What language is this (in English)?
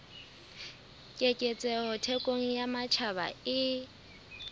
Southern Sotho